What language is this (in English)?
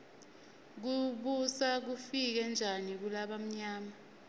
Swati